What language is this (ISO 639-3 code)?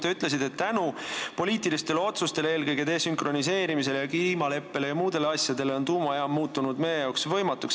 est